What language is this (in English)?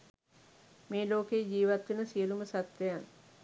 Sinhala